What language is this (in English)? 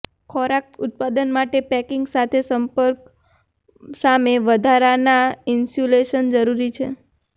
Gujarati